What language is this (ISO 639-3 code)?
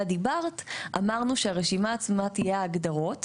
heb